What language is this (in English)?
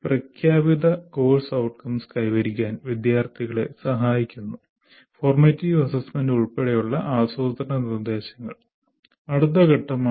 Malayalam